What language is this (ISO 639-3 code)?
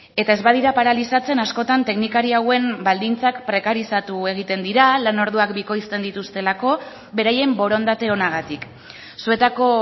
eus